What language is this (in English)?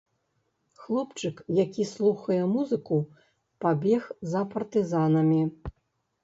Belarusian